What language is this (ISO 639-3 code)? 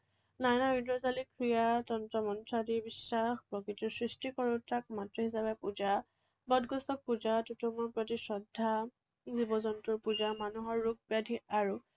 asm